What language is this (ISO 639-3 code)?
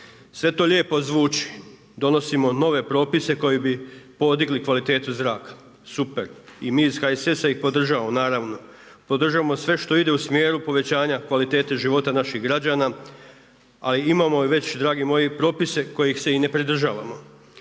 hrv